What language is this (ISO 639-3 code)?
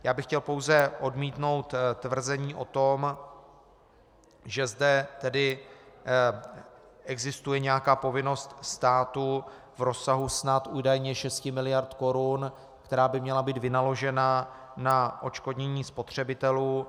ces